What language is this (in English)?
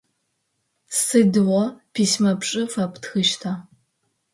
Adyghe